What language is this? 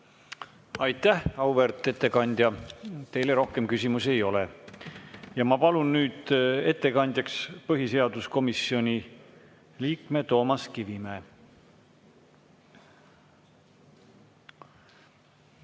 Estonian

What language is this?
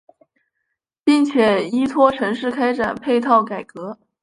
Chinese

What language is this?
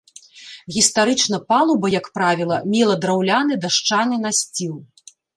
Belarusian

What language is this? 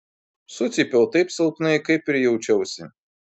Lithuanian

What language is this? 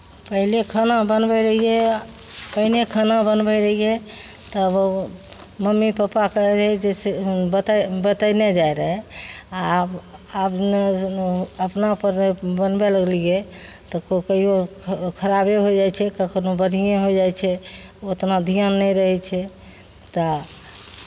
Maithili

